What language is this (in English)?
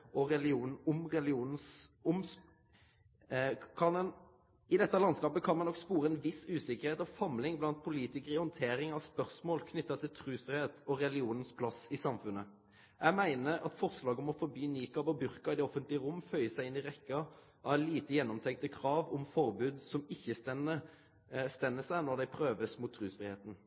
Norwegian Nynorsk